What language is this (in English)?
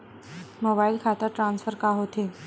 Chhattisgarhi